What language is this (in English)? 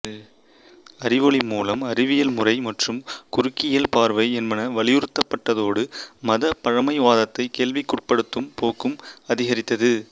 Tamil